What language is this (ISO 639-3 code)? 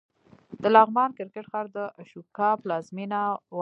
pus